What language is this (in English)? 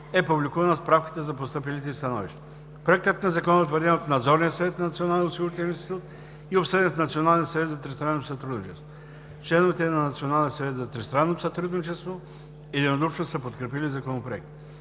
Bulgarian